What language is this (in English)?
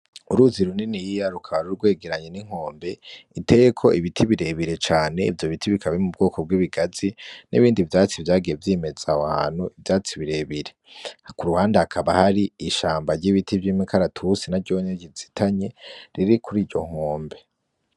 Rundi